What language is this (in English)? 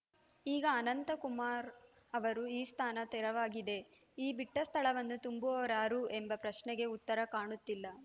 Kannada